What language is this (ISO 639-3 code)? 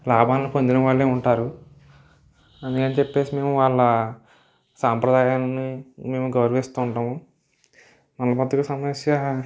tel